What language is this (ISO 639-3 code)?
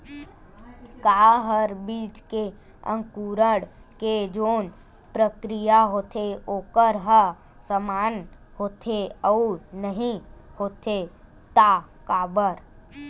hne